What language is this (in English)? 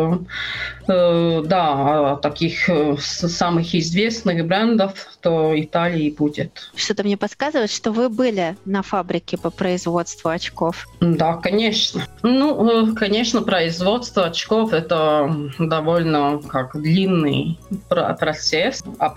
Russian